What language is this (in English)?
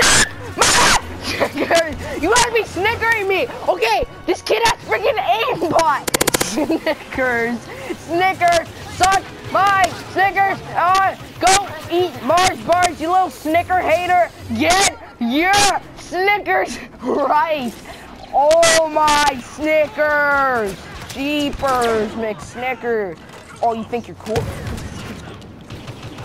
English